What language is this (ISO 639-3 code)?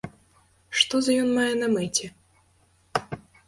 bel